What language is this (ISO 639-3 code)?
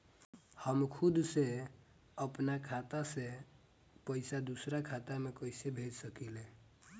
bho